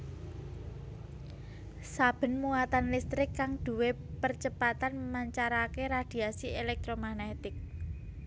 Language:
Javanese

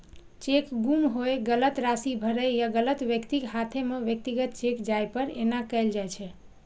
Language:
Maithili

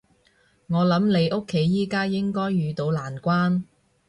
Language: Cantonese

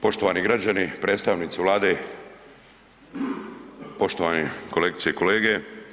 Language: Croatian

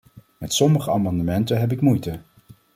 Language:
Dutch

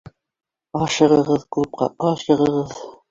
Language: Bashkir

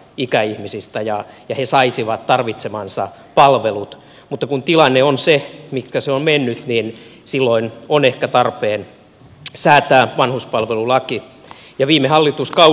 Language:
Finnish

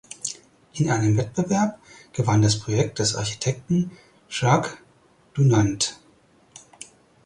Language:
German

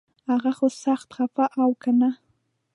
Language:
Pashto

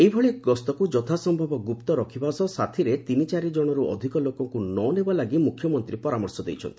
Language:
Odia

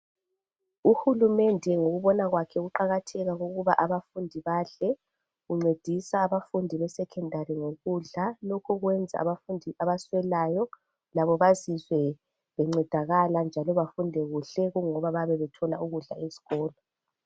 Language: North Ndebele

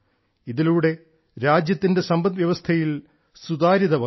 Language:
Malayalam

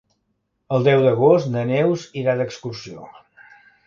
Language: Catalan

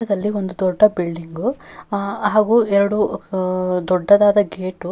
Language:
Kannada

